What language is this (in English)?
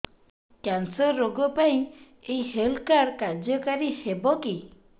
Odia